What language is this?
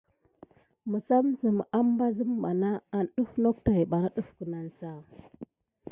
Gidar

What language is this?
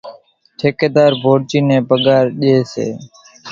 Kachi Koli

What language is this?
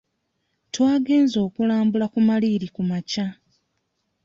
Ganda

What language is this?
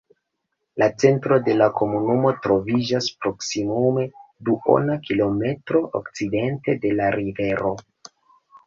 Esperanto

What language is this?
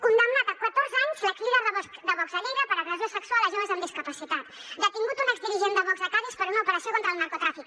Catalan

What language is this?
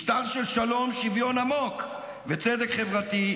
Hebrew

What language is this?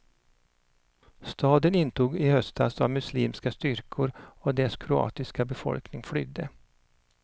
Swedish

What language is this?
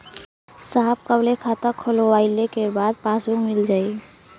Bhojpuri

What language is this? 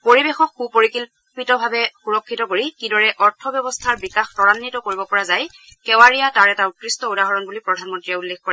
Assamese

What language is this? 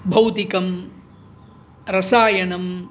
Sanskrit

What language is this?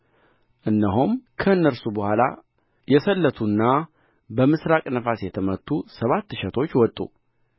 Amharic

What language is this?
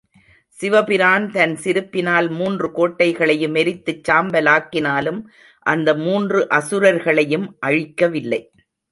Tamil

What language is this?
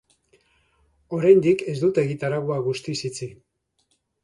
Basque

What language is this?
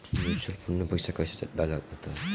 Bhojpuri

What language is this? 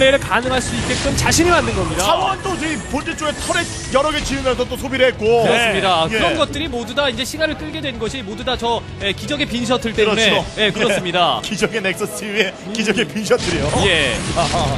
Korean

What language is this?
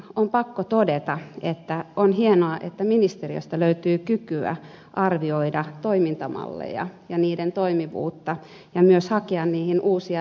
Finnish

